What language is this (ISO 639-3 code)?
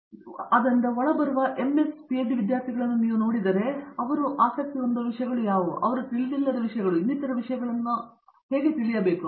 kan